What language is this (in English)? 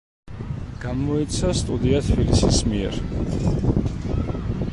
Georgian